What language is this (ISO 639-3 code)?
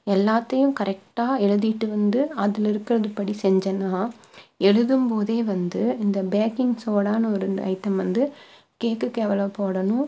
tam